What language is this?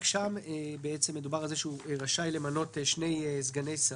Hebrew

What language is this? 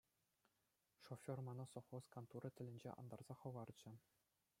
Chuvash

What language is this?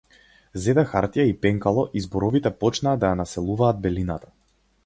Macedonian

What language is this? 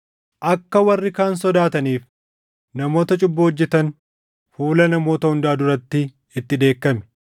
Oromo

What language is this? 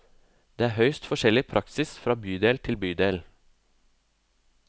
Norwegian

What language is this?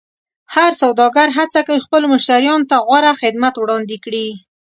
Pashto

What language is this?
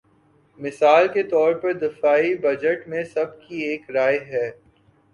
Urdu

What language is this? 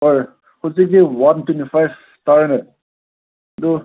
Manipuri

